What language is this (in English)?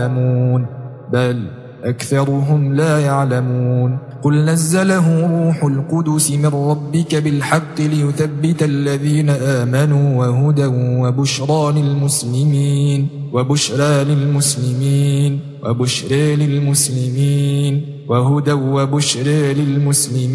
Arabic